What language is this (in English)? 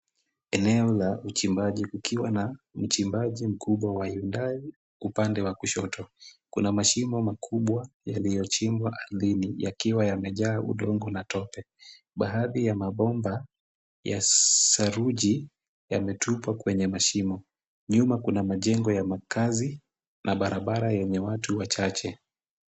Swahili